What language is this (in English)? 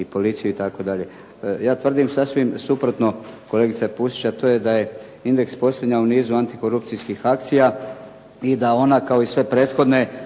Croatian